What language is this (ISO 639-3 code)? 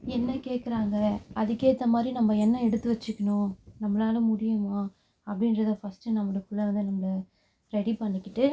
tam